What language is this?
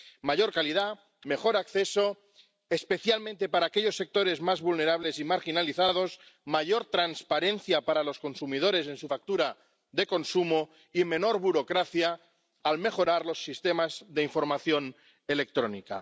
Spanish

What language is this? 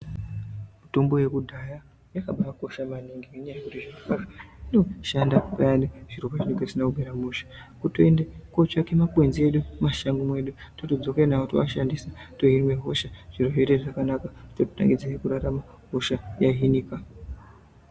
Ndau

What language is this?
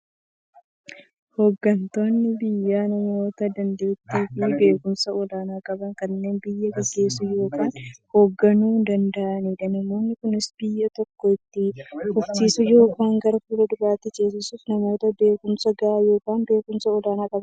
Oromo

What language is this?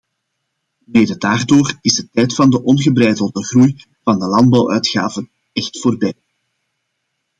Dutch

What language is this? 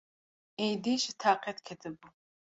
Kurdish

